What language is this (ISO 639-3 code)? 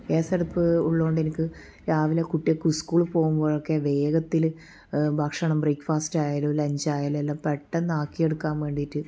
mal